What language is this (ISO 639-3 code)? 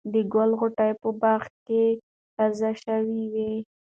pus